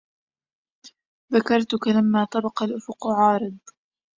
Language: Arabic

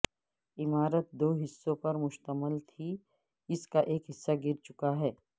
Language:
Urdu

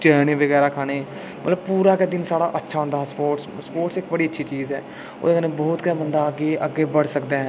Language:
Dogri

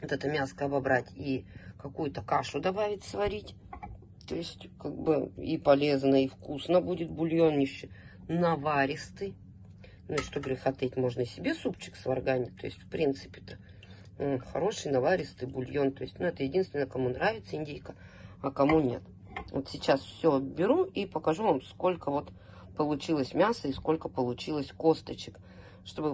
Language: Russian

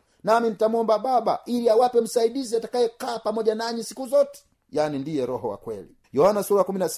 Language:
Swahili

